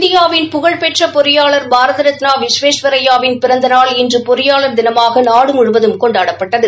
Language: Tamil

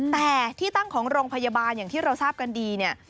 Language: Thai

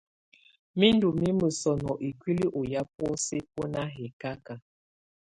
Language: Tunen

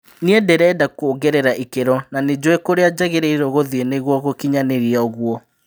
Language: Kikuyu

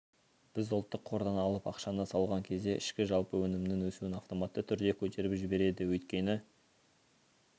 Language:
Kazakh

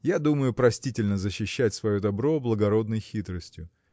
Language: Russian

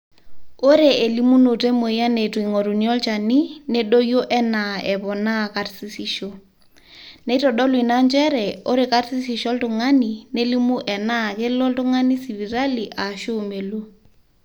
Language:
Masai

